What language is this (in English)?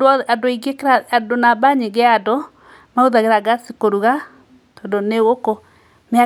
Kikuyu